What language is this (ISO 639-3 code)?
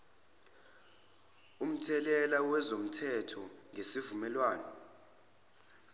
zul